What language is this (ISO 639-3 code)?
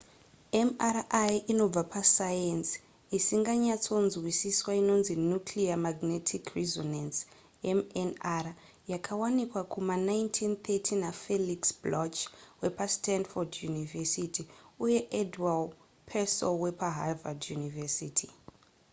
sna